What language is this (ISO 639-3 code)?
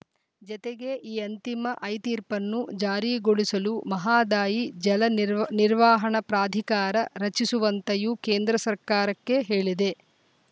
kan